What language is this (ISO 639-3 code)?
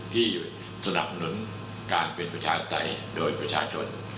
tha